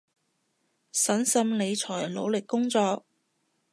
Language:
Cantonese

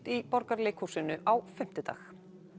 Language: Icelandic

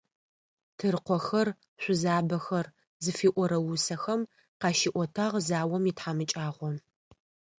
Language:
Adyghe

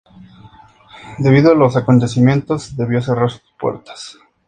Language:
Spanish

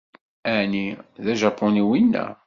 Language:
Kabyle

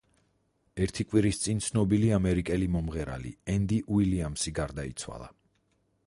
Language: Georgian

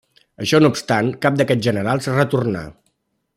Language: Catalan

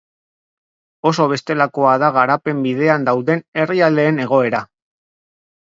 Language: Basque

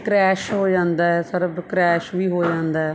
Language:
Punjabi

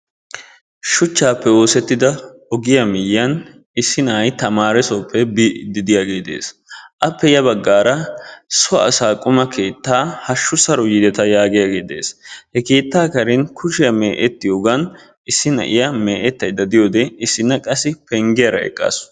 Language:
Wolaytta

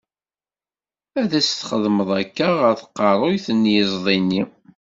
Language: Kabyle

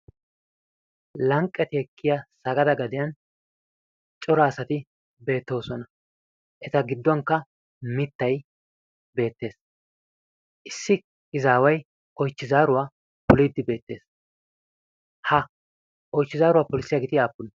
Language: Wolaytta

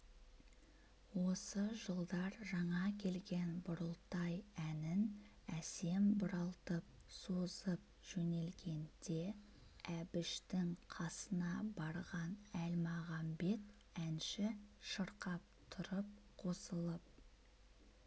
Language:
Kazakh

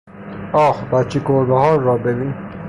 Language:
Persian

